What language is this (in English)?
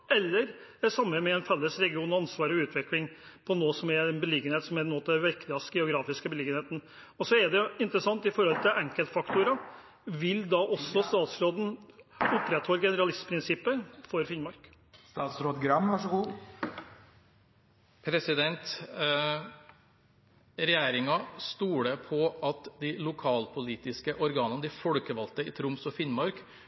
Norwegian Bokmål